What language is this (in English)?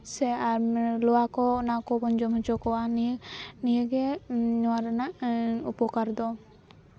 Santali